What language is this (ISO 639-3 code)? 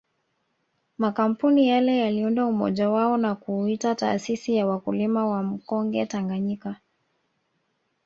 swa